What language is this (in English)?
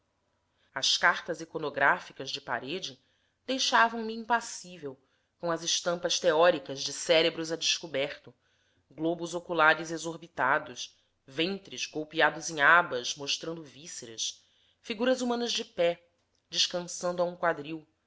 Portuguese